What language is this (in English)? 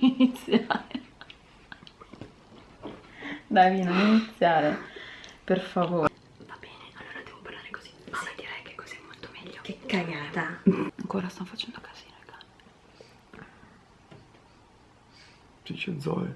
Italian